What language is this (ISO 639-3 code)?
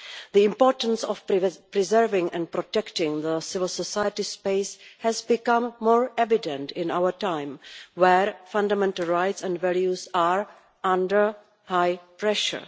eng